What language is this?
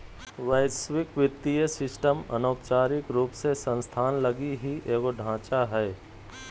Magahi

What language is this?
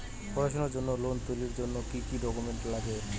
Bangla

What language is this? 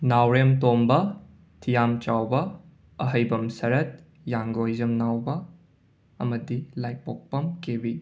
Manipuri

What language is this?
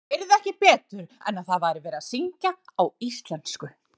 Icelandic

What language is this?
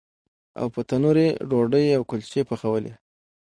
Pashto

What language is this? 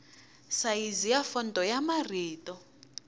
Tsonga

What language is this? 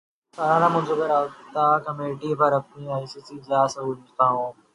Urdu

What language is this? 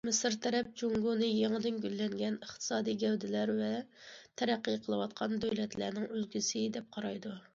Uyghur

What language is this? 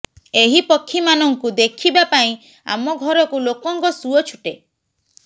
Odia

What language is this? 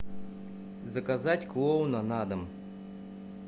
Russian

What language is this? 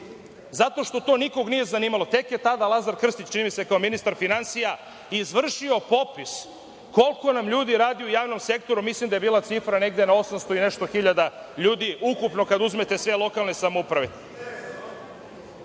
Serbian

